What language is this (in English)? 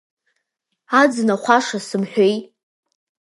Abkhazian